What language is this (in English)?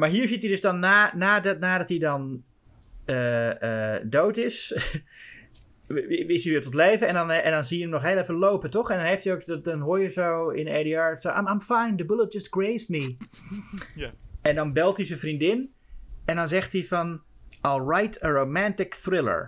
Dutch